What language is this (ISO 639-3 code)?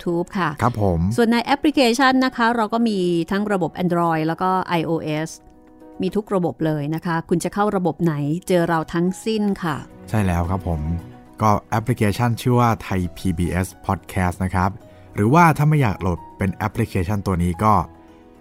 tha